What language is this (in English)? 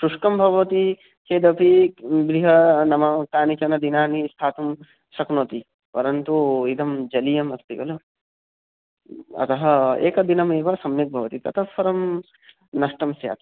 Sanskrit